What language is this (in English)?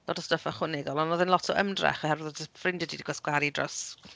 Welsh